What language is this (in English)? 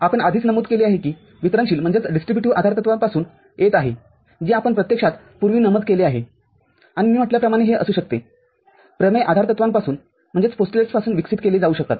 Marathi